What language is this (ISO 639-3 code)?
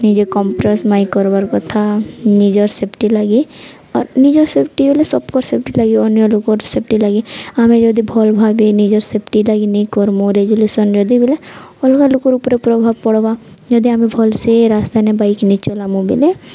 ori